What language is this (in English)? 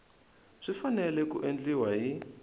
Tsonga